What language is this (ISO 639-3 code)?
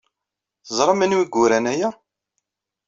kab